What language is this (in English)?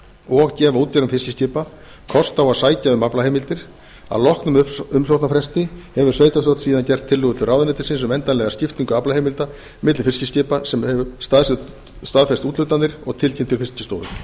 Icelandic